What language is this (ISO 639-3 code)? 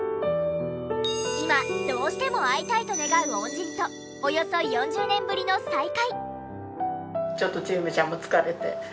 jpn